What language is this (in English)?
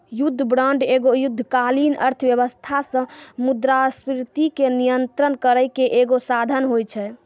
Maithili